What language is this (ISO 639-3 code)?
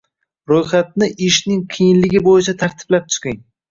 uzb